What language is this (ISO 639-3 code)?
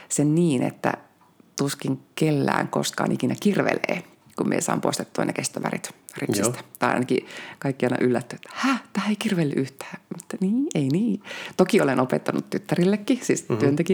fin